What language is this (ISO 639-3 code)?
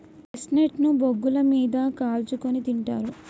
tel